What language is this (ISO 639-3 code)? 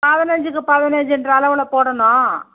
tam